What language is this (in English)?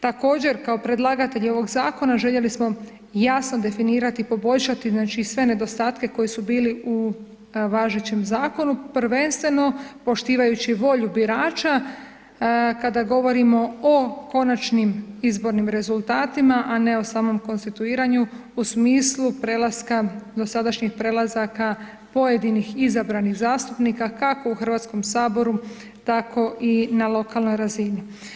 Croatian